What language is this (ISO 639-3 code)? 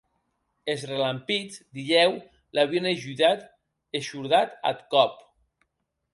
oci